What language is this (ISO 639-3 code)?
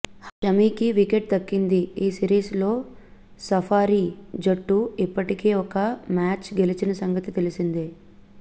tel